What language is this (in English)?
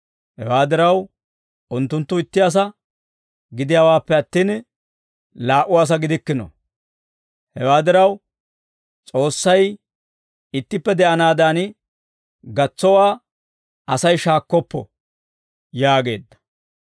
Dawro